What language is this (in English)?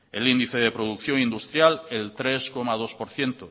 Spanish